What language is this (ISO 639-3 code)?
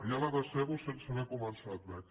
cat